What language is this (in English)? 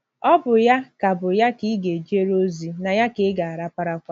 Igbo